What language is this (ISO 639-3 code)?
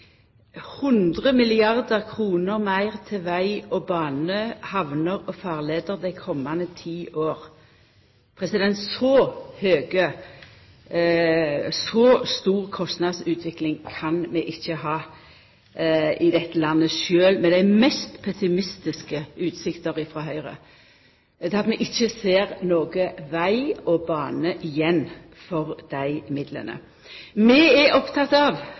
nno